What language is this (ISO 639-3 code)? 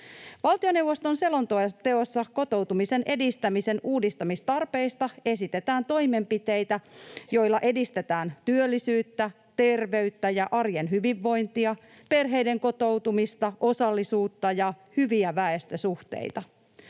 fin